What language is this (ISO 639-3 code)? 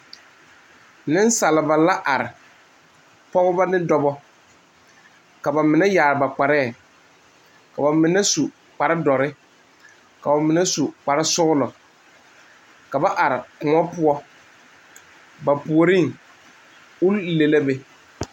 dga